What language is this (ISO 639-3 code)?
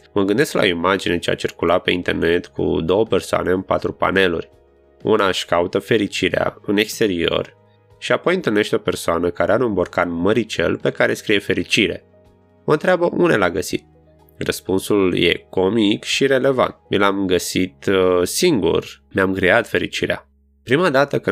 ron